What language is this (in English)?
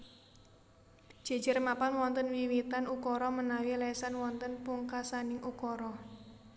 Javanese